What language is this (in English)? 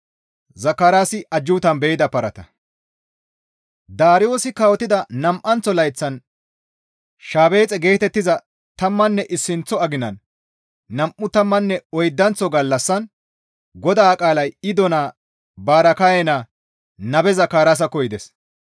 Gamo